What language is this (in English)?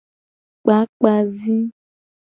Gen